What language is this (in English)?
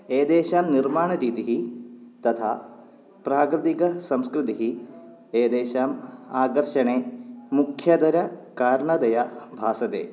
Sanskrit